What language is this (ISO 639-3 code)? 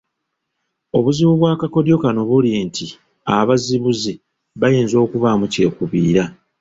lug